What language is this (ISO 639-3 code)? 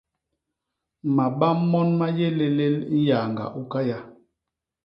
bas